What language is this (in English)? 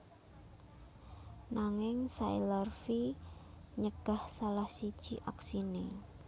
Javanese